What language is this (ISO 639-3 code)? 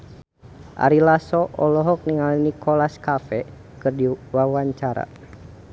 sun